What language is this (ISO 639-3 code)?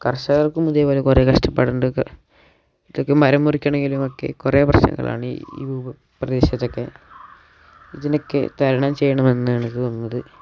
mal